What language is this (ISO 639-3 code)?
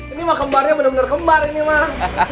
ind